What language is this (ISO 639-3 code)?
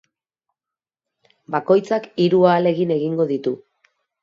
eus